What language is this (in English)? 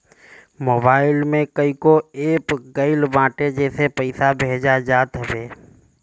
Bhojpuri